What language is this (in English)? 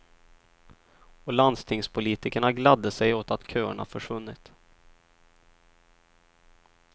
Swedish